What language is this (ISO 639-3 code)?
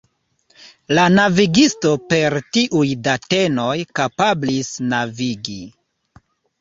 epo